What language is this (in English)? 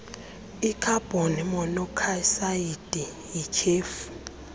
Xhosa